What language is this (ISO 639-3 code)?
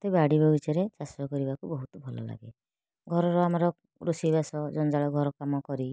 ori